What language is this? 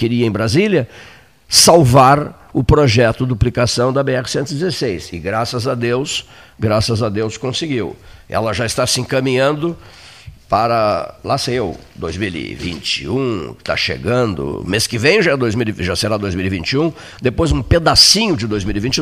Portuguese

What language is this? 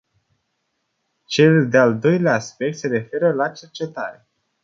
Romanian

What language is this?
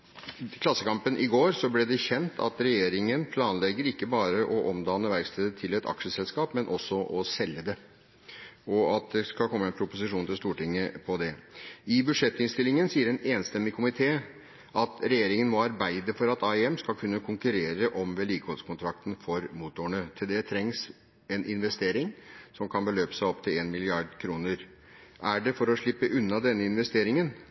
Norwegian Bokmål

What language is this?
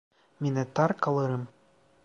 Turkish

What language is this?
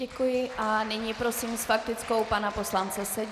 Czech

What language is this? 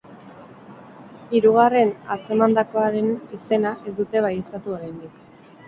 Basque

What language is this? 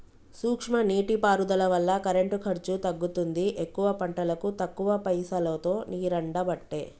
Telugu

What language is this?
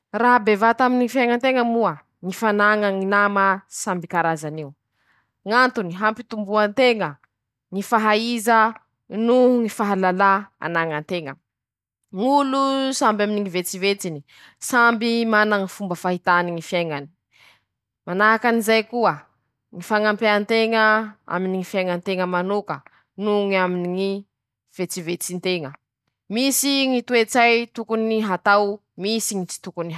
Masikoro Malagasy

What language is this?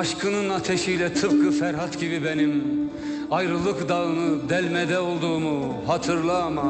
Turkish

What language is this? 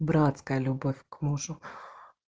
Russian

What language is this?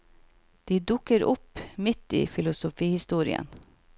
Norwegian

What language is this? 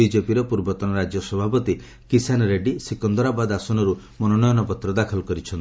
Odia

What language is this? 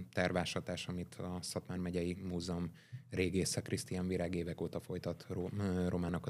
Hungarian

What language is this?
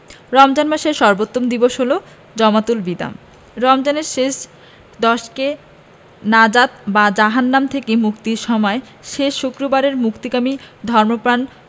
Bangla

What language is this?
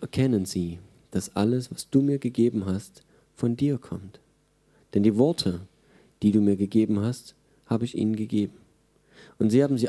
German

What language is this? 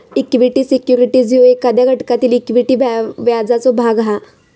Marathi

